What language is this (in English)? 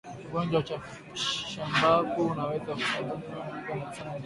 Swahili